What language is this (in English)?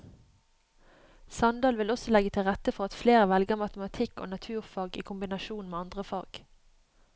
Norwegian